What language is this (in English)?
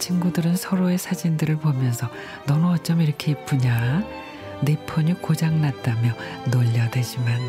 Korean